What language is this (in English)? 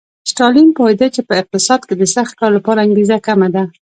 Pashto